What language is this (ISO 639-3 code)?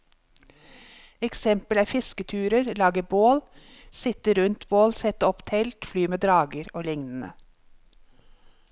nor